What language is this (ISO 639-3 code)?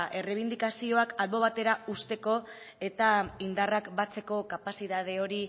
eus